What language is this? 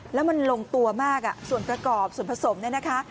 Thai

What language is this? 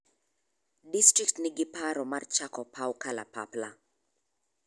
Luo (Kenya and Tanzania)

